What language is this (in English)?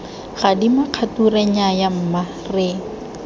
Tswana